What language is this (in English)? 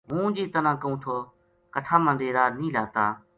Gujari